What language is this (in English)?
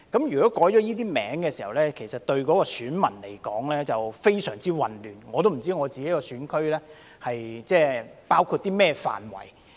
Cantonese